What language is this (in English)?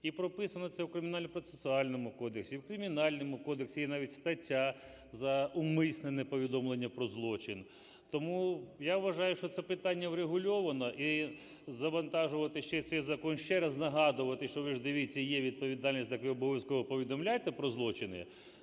Ukrainian